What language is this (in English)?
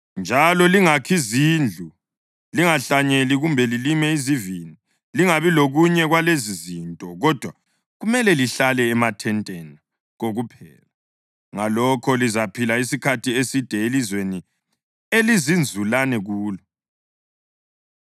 North Ndebele